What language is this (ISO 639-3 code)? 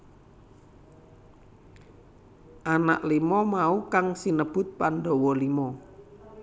jav